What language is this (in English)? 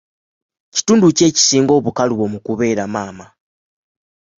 Ganda